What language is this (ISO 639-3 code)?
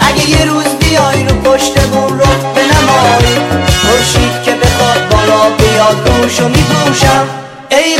fas